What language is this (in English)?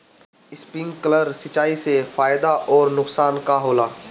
Bhojpuri